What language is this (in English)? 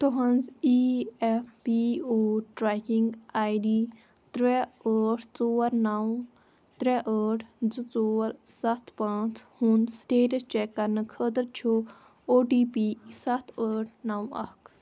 Kashmiri